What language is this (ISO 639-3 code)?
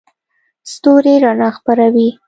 pus